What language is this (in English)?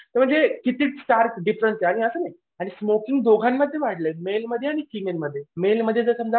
Marathi